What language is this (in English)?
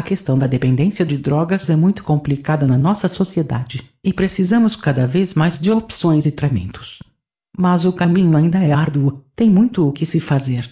Portuguese